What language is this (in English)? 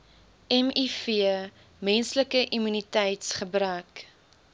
Afrikaans